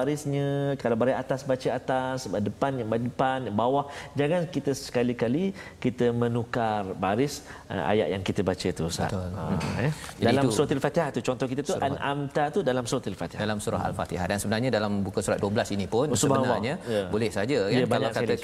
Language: Malay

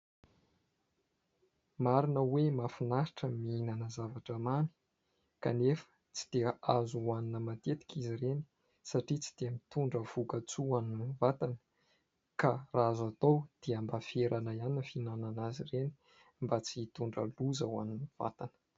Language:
Malagasy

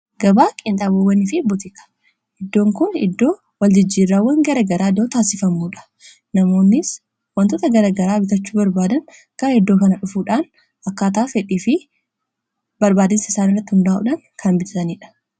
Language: Oromo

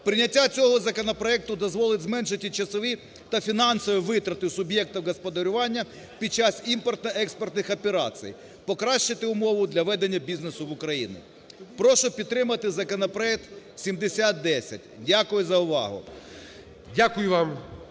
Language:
Ukrainian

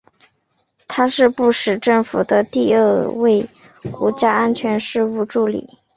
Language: Chinese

